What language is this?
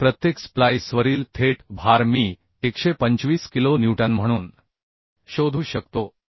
Marathi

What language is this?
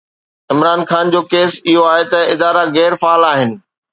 Sindhi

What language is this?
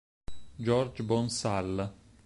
Italian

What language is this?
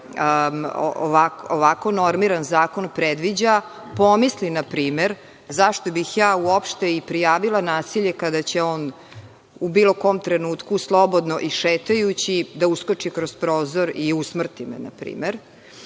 Serbian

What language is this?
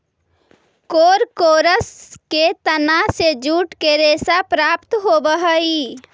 Magahi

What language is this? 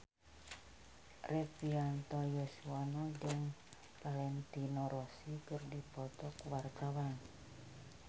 Sundanese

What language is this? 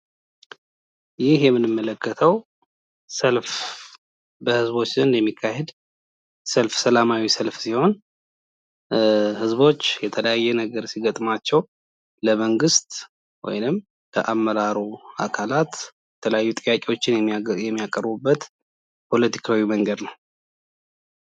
Amharic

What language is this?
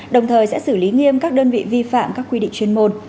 Vietnamese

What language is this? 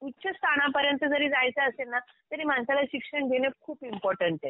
Marathi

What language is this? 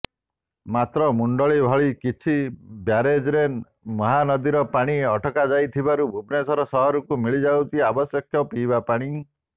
Odia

